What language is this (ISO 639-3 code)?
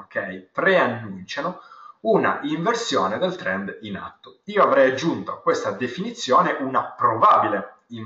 ita